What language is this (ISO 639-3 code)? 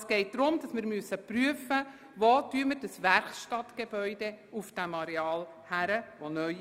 gsw